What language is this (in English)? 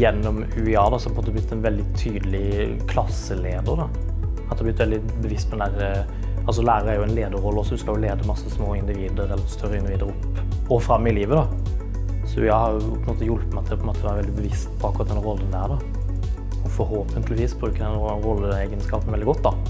Norwegian